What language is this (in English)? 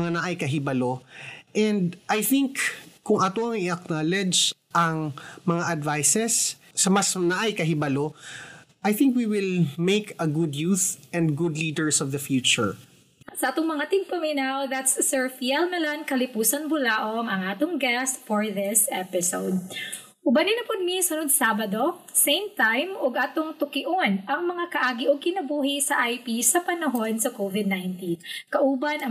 Filipino